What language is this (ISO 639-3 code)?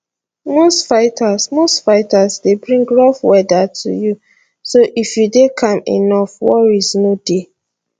pcm